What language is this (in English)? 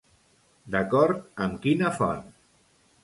Catalan